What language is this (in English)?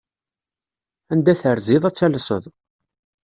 Kabyle